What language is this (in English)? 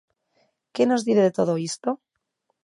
Galician